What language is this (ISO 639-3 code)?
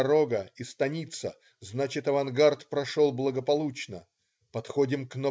rus